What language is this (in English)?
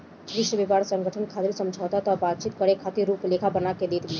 Bhojpuri